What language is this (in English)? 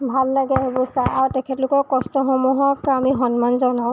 Assamese